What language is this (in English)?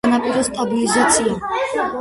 Georgian